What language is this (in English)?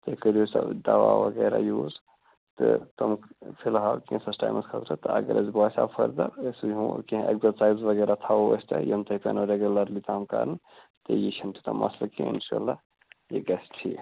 Kashmiri